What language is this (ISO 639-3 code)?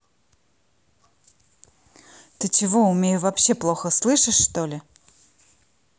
rus